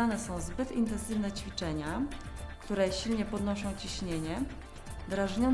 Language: Polish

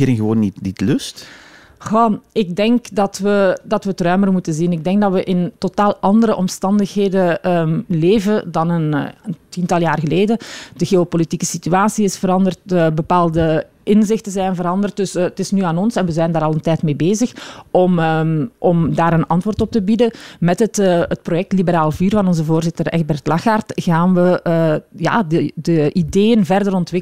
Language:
Dutch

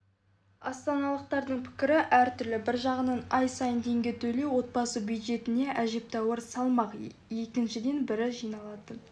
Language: Kazakh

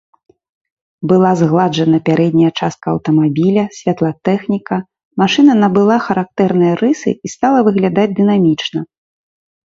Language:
Belarusian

